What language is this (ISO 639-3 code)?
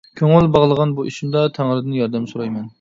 uig